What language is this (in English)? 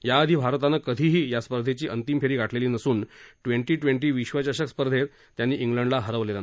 Marathi